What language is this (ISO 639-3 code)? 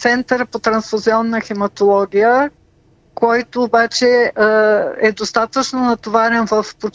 bul